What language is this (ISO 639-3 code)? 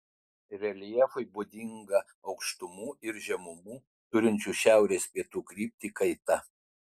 lit